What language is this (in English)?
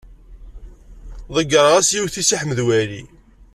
Kabyle